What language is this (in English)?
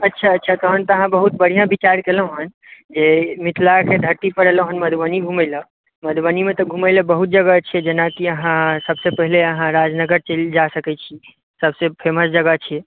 Maithili